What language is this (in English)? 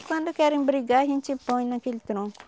Portuguese